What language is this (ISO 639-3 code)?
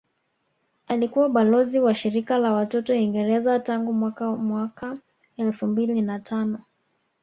swa